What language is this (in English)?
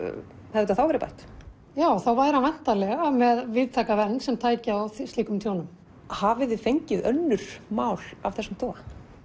Icelandic